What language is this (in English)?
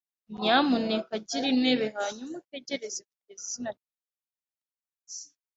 Kinyarwanda